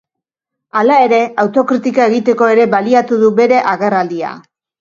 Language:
Basque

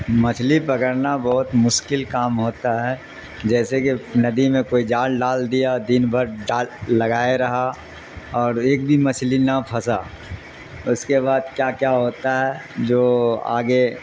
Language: Urdu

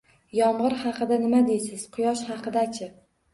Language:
Uzbek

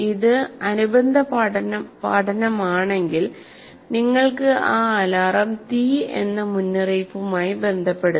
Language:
Malayalam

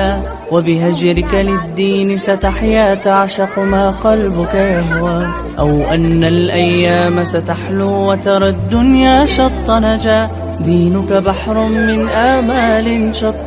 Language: Arabic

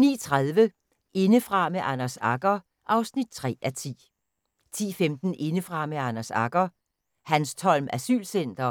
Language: Danish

